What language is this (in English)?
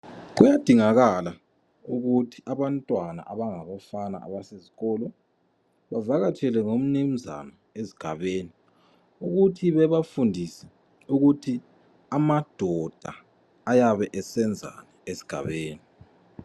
North Ndebele